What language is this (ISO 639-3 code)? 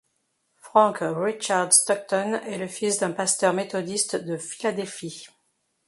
fra